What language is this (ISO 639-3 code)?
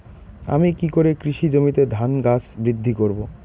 ben